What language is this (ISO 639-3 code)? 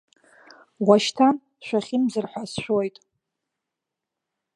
abk